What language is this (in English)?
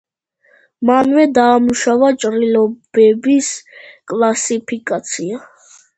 Georgian